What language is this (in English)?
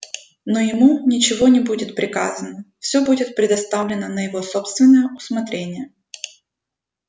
Russian